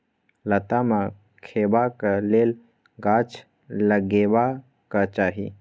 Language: Maithili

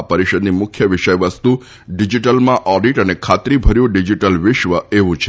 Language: Gujarati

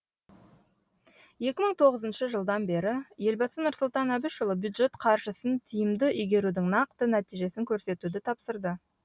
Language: Kazakh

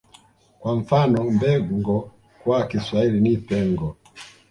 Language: Swahili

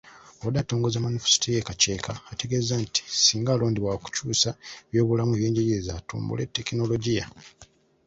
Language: Ganda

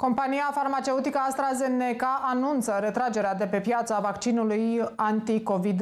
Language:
Romanian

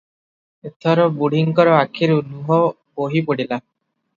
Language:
Odia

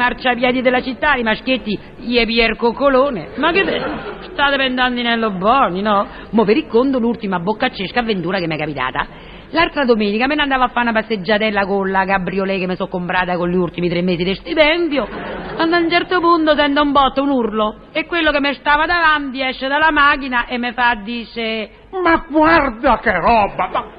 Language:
Italian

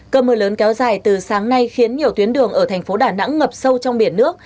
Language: Vietnamese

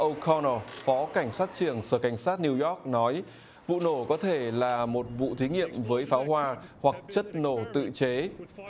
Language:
Vietnamese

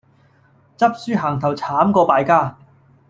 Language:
Cantonese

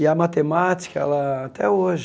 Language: Portuguese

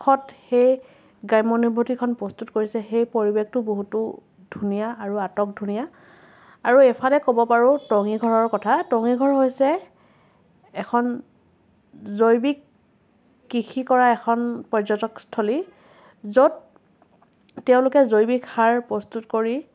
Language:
Assamese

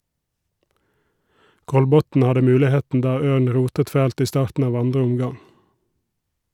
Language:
Norwegian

